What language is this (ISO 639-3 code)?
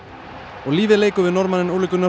isl